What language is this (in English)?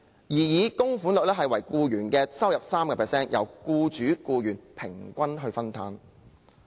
Cantonese